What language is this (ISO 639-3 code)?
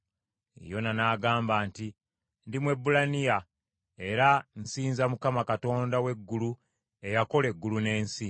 lug